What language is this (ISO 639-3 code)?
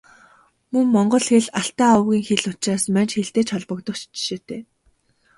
mon